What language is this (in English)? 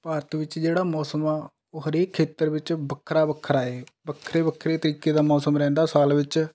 Punjabi